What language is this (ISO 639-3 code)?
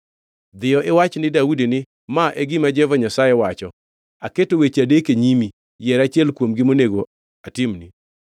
luo